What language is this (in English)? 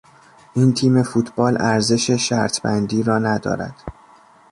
Persian